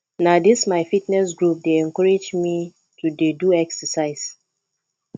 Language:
Nigerian Pidgin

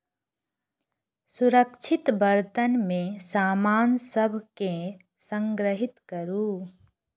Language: Maithili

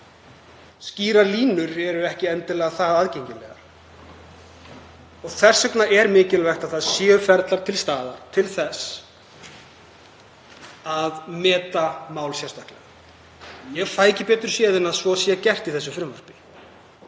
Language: Icelandic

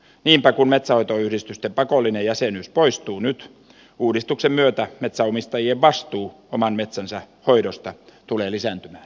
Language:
Finnish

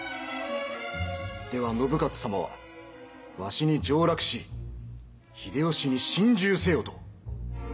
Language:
Japanese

